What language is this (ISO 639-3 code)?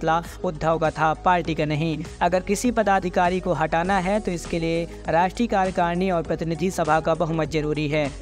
hin